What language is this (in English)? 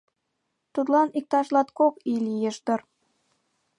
Mari